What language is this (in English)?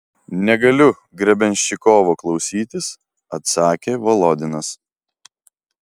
Lithuanian